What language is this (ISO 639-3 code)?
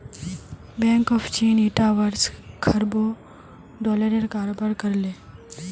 mag